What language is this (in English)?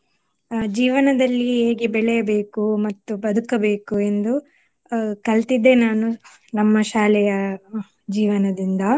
Kannada